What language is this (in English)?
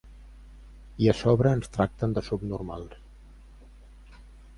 Catalan